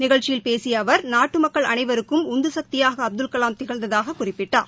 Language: Tamil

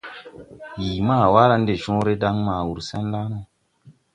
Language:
Tupuri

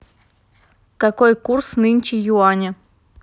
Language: Russian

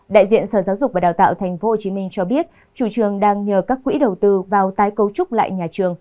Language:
Vietnamese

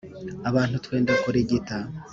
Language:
Kinyarwanda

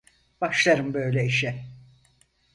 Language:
Turkish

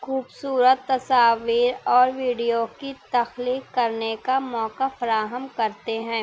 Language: Urdu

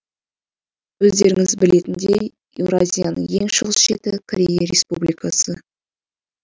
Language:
Kazakh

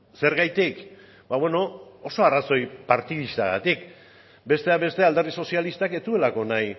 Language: Basque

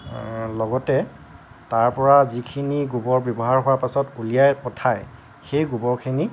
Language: Assamese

